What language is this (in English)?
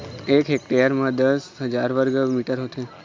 Chhattisgarhi